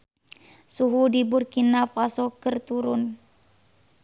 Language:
Sundanese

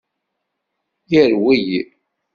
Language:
Kabyle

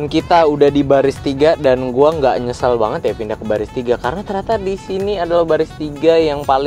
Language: Indonesian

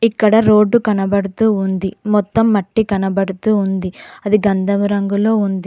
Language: Telugu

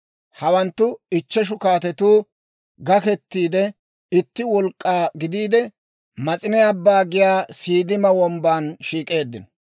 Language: Dawro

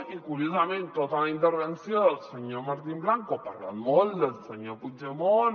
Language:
Catalan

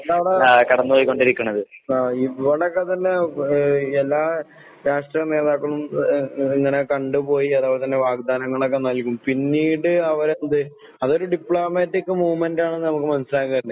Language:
Malayalam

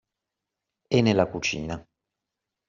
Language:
Italian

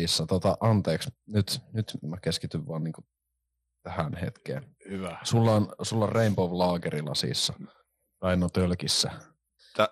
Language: Finnish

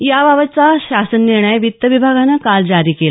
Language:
Marathi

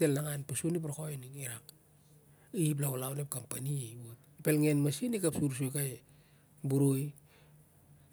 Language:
Siar-Lak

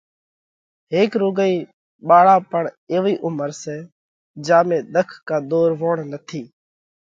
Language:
Parkari Koli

